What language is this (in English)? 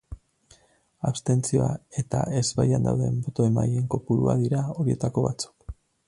Basque